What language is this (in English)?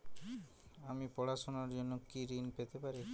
Bangla